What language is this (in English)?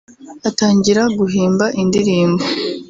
Kinyarwanda